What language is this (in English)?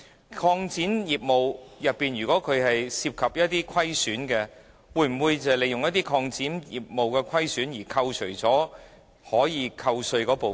Cantonese